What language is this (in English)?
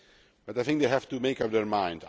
English